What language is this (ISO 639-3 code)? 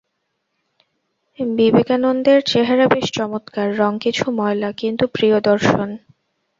ben